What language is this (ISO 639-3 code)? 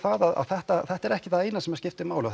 isl